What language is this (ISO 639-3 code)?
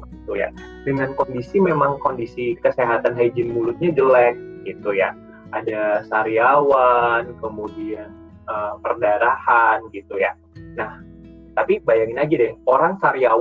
ind